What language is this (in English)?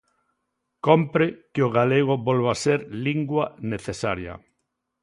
Galician